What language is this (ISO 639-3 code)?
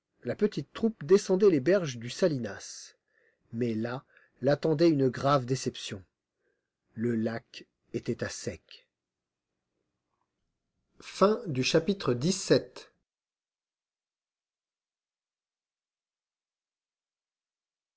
fra